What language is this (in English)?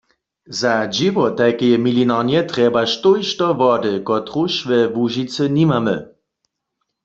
Upper Sorbian